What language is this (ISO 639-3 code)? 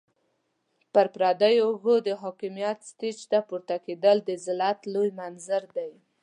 pus